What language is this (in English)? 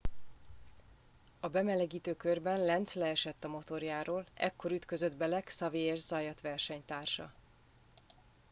Hungarian